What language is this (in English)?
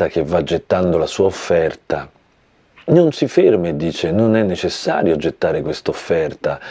Italian